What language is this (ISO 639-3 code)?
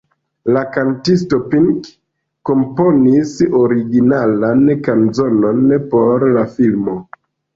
epo